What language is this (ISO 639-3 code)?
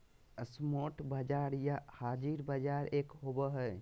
mag